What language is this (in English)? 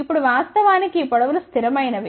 Telugu